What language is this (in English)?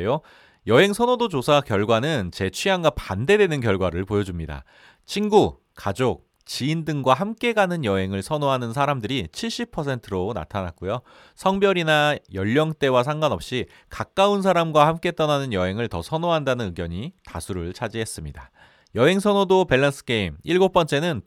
Korean